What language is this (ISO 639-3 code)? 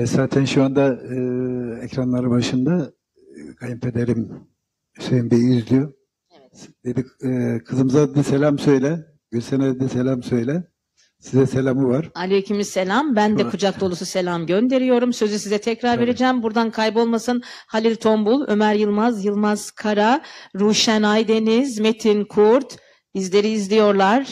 tur